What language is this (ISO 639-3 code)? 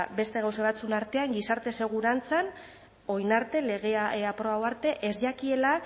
eus